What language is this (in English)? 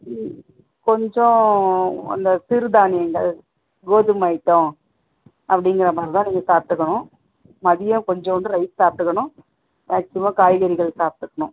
Tamil